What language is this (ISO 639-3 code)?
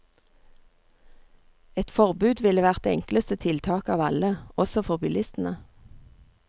nor